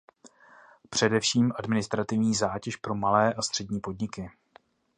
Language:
Czech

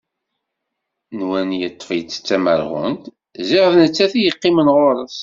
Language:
Kabyle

